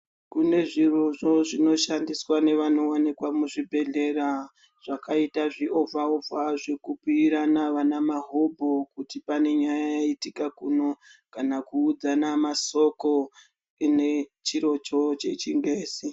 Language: Ndau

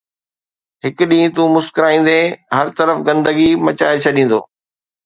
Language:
Sindhi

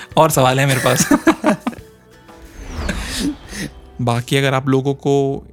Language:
Hindi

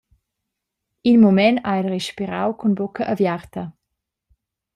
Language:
Romansh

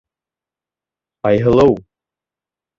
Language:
Bashkir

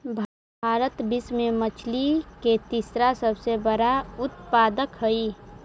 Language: Magahi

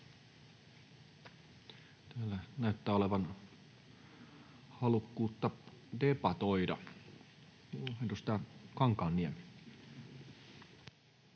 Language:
Finnish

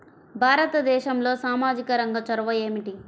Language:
Telugu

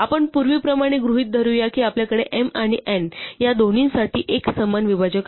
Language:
Marathi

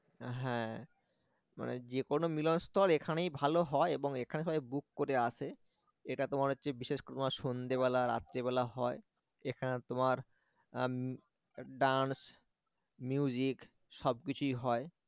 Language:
Bangla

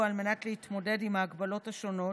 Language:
Hebrew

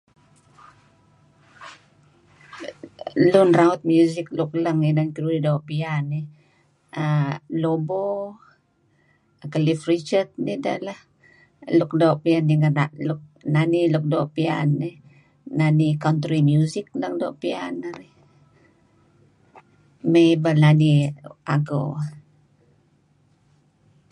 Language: Kelabit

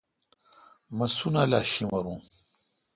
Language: Kalkoti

